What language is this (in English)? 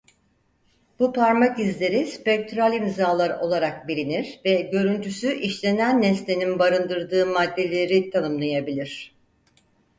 Turkish